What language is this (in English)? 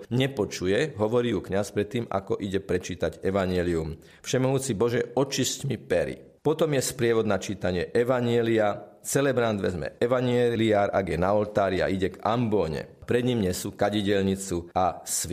Slovak